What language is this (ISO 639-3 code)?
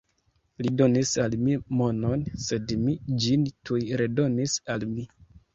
epo